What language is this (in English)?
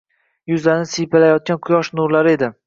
Uzbek